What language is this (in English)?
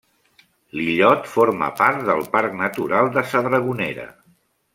Catalan